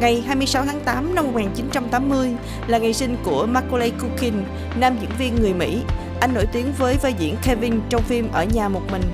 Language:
Vietnamese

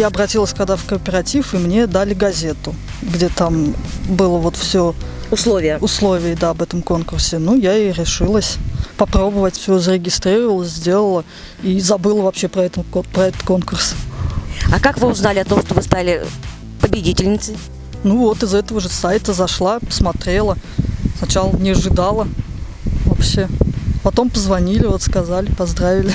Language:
Russian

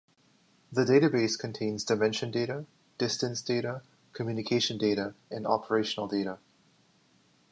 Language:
English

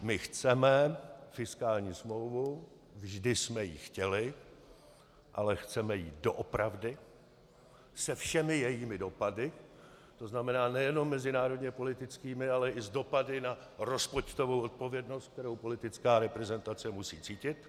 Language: Czech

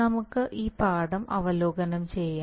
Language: Malayalam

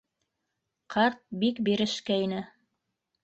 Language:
Bashkir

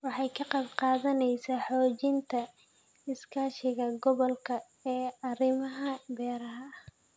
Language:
Somali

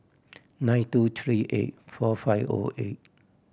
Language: English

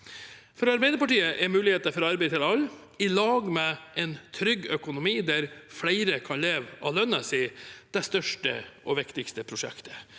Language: Norwegian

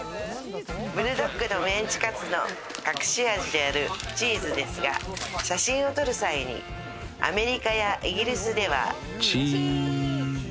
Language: Japanese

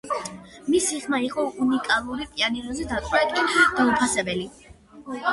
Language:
Georgian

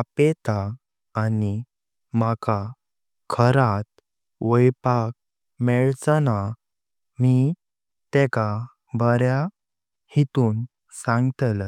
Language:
Konkani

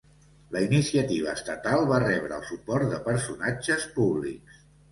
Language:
Catalan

